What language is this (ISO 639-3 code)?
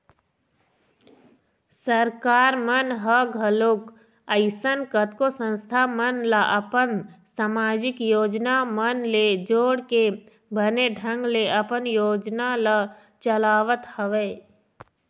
hne